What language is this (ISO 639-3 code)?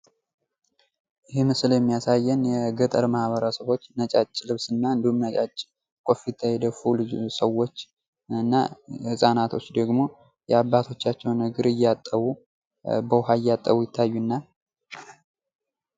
amh